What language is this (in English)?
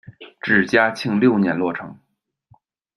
Chinese